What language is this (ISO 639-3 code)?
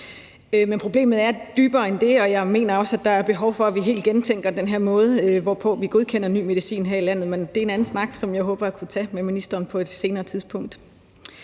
dan